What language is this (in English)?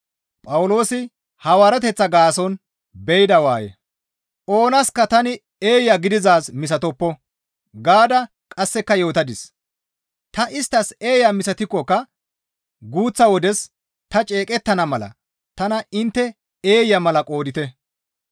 Gamo